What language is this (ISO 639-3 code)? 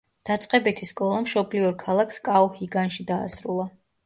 kat